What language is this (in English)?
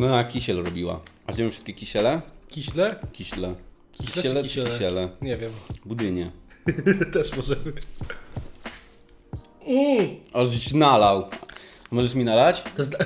Polish